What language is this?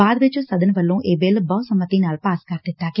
Punjabi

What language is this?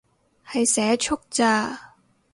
Cantonese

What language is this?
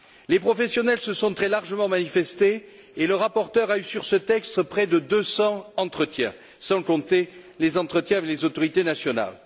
French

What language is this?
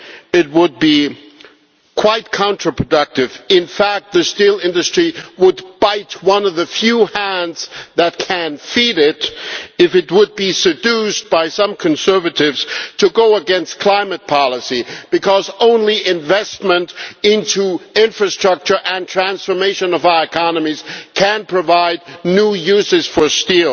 English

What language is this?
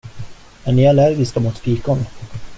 Swedish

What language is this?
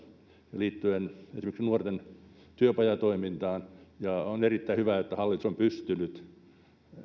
Finnish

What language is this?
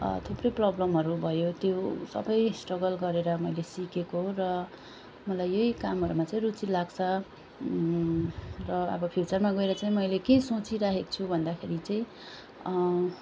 Nepali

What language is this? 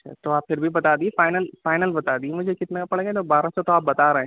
Urdu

